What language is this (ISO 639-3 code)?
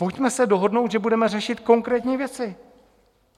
ces